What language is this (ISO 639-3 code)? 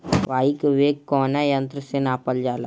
bho